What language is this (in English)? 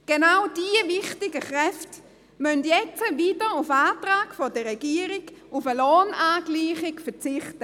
Swiss German